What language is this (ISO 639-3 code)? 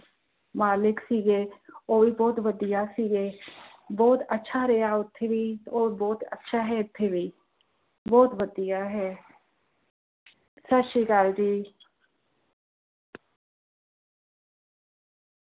pan